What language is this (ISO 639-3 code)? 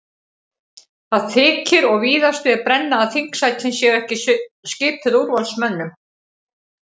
isl